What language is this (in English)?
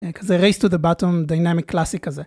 Hebrew